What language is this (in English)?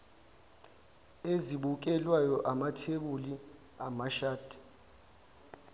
Zulu